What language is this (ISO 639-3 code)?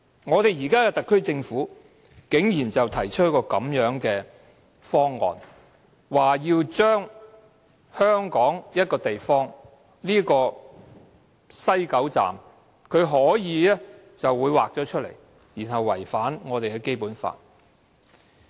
yue